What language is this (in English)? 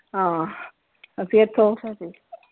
Punjabi